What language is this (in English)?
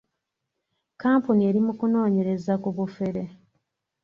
Ganda